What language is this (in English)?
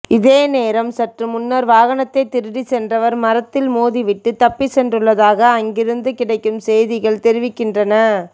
Tamil